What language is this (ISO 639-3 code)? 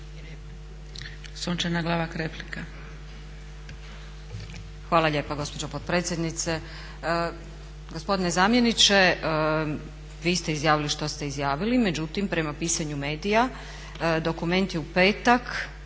hrv